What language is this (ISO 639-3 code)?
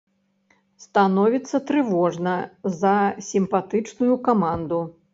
bel